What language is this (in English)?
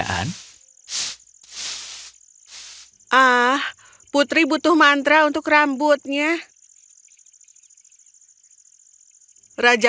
Indonesian